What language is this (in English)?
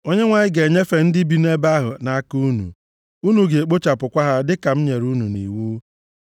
Igbo